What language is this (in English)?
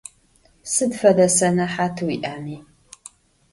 Adyghe